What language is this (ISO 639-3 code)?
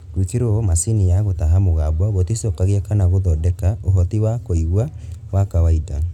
kik